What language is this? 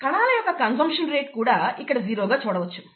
Telugu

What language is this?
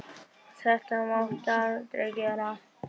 Icelandic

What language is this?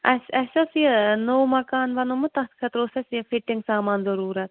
Kashmiri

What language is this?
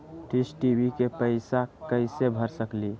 Magahi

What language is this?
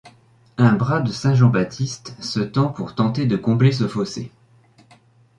French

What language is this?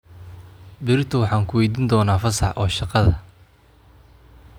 Somali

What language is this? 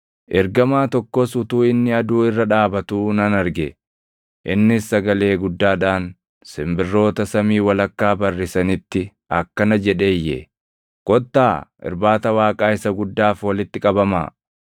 Oromo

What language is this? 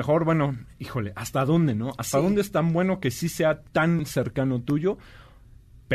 Spanish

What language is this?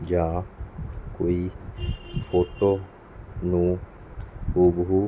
Punjabi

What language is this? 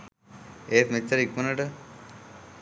Sinhala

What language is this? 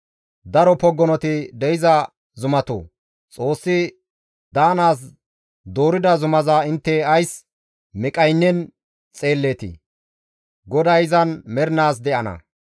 Gamo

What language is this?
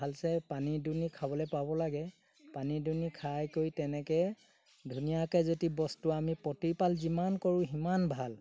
Assamese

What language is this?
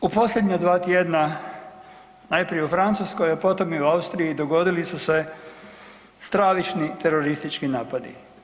Croatian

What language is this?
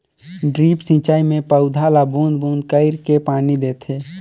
Chhattisgarhi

